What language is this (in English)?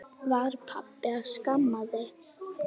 Icelandic